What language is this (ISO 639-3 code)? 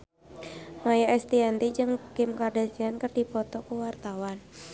sun